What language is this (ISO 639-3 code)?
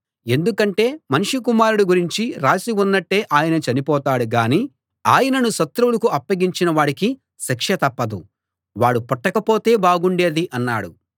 tel